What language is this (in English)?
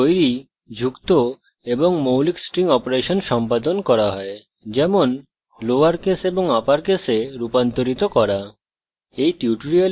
Bangla